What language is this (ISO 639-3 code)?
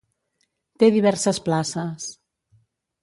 cat